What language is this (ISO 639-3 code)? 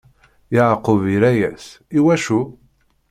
kab